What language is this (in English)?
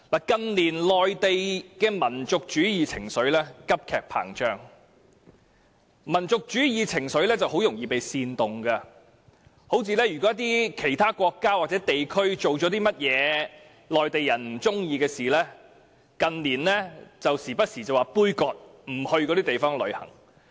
Cantonese